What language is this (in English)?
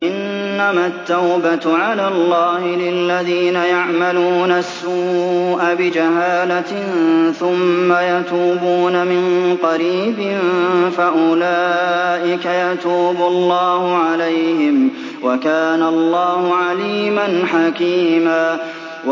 Arabic